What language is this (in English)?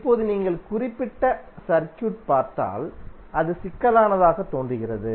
Tamil